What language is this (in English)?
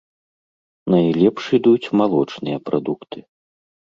Belarusian